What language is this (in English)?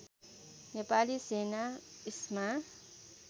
Nepali